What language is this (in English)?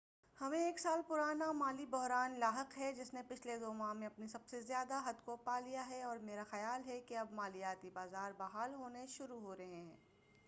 Urdu